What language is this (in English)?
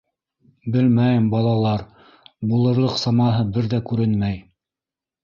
Bashkir